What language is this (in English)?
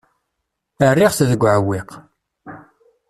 Kabyle